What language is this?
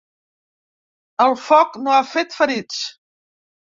Catalan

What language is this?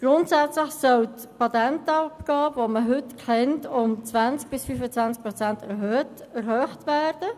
Swiss German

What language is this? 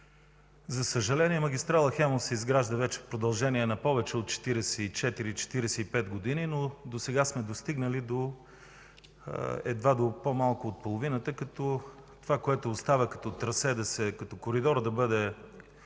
Bulgarian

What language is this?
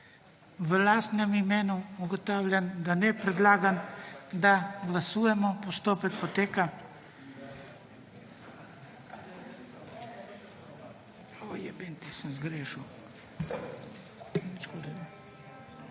Slovenian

